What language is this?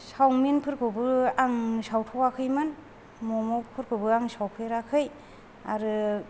Bodo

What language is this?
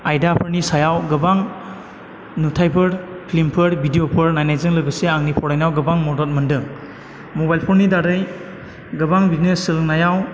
Bodo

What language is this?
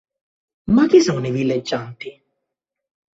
Italian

